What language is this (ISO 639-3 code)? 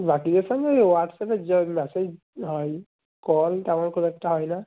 ben